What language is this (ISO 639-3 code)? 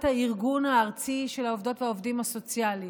heb